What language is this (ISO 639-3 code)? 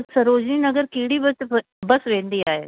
snd